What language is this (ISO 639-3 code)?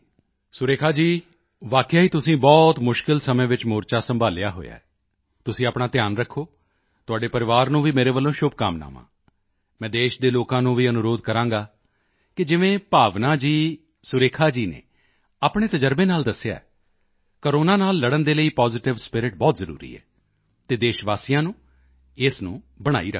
pan